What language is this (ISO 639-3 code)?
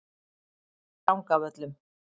isl